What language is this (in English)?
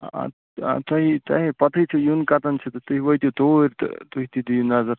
Kashmiri